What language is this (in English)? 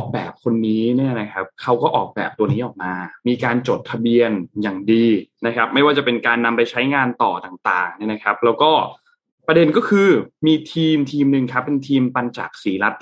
Thai